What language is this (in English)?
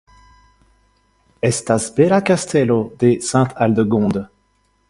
Esperanto